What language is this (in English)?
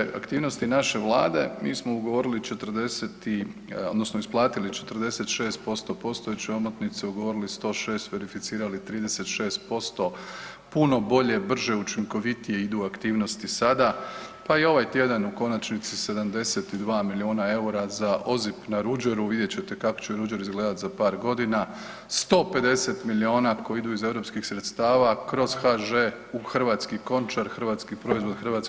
Croatian